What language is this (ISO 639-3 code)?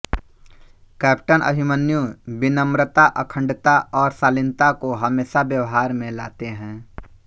hin